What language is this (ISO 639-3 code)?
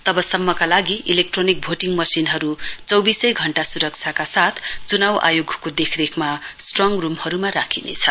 nep